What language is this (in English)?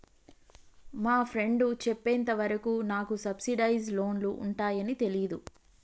Telugu